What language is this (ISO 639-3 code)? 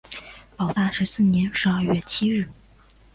zho